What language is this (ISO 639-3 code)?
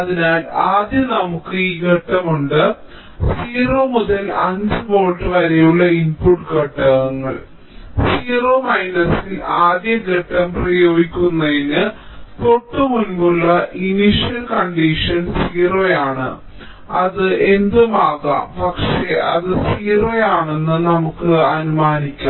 mal